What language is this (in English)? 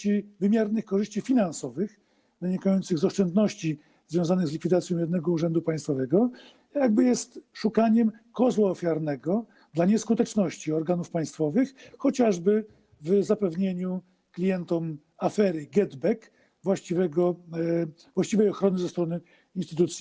Polish